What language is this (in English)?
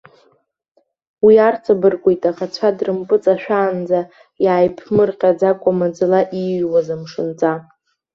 Abkhazian